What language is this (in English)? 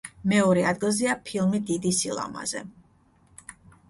Georgian